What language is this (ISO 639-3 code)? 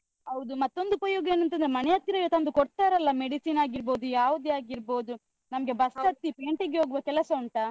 kan